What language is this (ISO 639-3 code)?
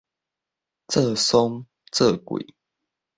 nan